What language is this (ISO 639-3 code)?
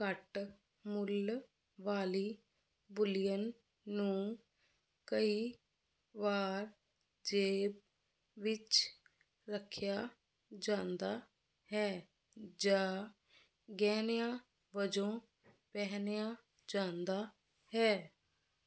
pan